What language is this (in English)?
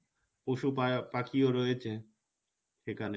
Bangla